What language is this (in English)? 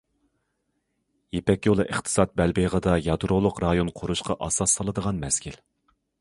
Uyghur